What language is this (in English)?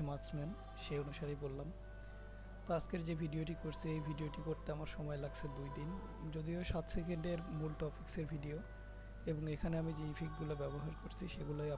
Bangla